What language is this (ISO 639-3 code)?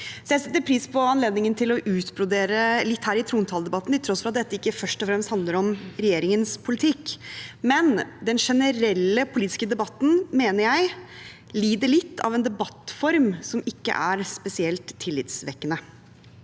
nor